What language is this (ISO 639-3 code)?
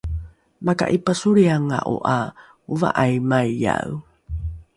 dru